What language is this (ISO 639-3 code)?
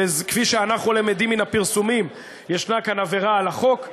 heb